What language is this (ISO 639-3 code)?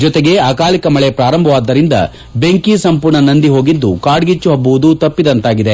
kan